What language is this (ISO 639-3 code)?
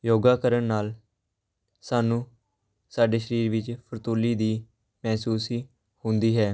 pan